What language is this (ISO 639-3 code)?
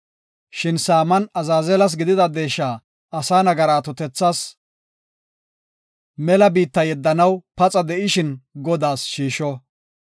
gof